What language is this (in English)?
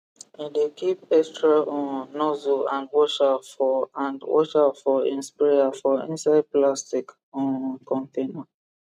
Nigerian Pidgin